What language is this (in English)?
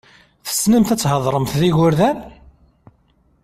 Kabyle